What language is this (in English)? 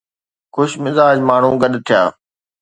Sindhi